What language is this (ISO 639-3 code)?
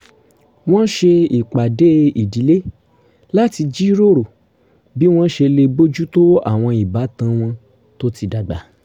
yor